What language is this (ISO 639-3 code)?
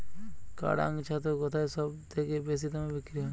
ben